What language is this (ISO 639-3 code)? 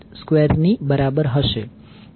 guj